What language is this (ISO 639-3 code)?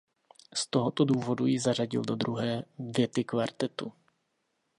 ces